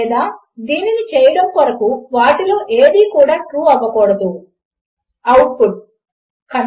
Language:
Telugu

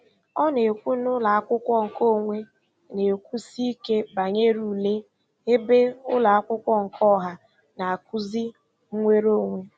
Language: Igbo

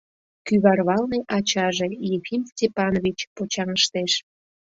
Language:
Mari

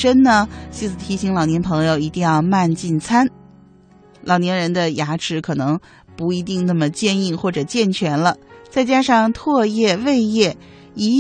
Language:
Chinese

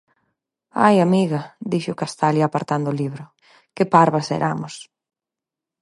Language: Galician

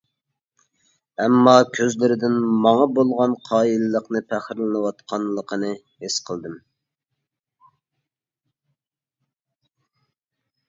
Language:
Uyghur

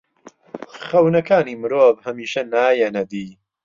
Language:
Central Kurdish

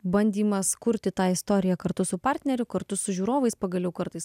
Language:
Lithuanian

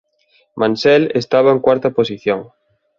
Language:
Galician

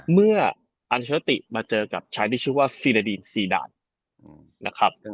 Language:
Thai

